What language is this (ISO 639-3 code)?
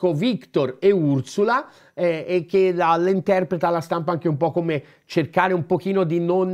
ita